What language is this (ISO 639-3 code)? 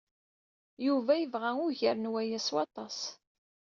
kab